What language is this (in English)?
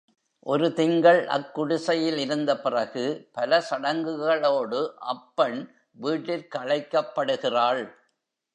Tamil